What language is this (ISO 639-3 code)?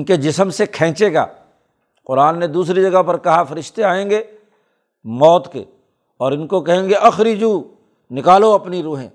urd